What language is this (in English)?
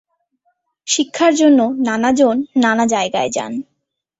Bangla